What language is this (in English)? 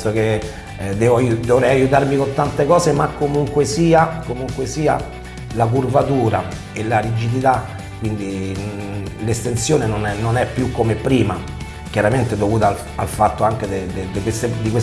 Italian